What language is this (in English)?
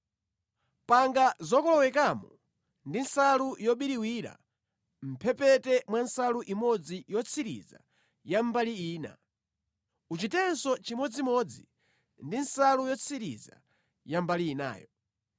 Nyanja